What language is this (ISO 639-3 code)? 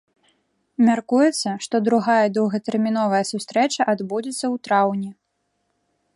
bel